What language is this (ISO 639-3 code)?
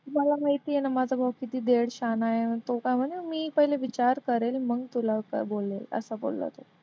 mar